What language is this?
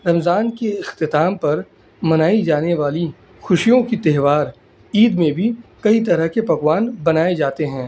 Urdu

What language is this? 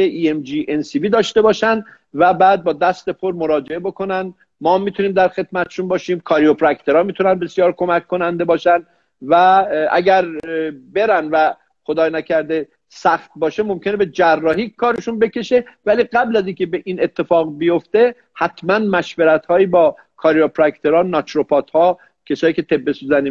Persian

